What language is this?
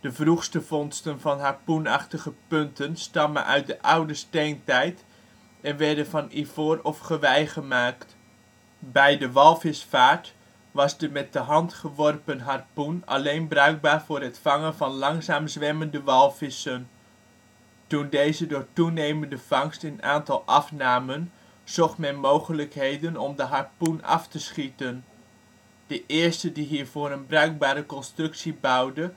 Dutch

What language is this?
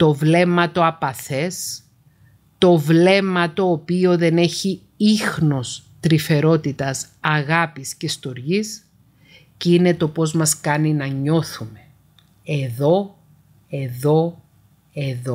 Greek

